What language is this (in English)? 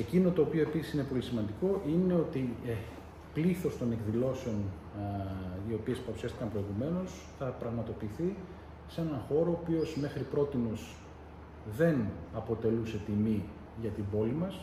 Greek